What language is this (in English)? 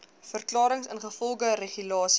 Afrikaans